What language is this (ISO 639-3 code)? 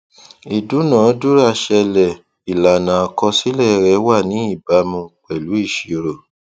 yor